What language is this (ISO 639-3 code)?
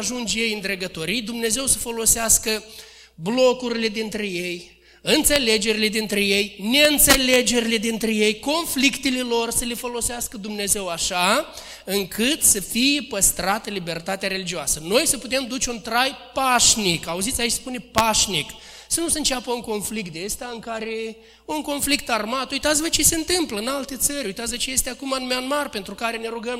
ron